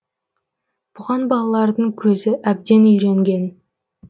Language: Kazakh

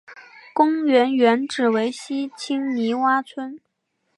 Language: Chinese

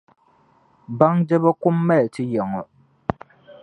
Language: Dagbani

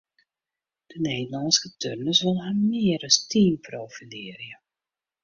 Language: Western Frisian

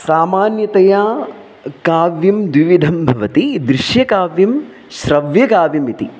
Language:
Sanskrit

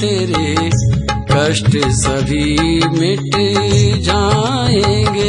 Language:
Hindi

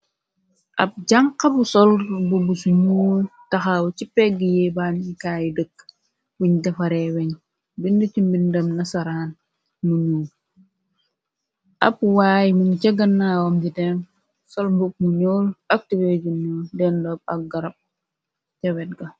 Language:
Wolof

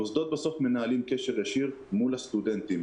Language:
Hebrew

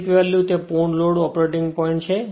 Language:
Gujarati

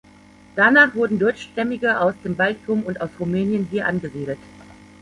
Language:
German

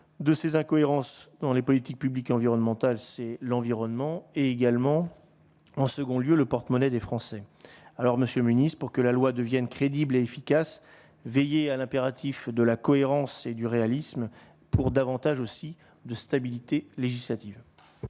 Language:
French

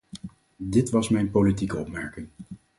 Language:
Dutch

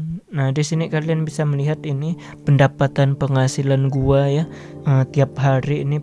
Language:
Indonesian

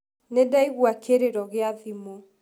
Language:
Kikuyu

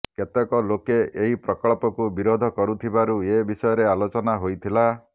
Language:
Odia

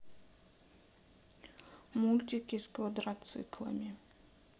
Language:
Russian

